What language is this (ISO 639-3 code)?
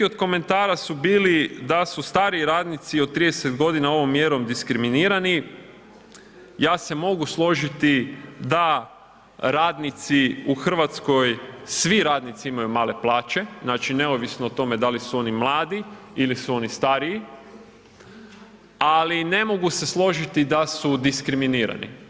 hrv